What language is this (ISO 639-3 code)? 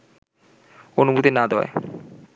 ben